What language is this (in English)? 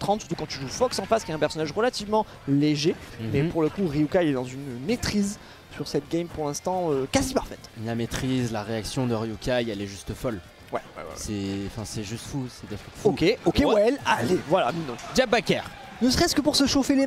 French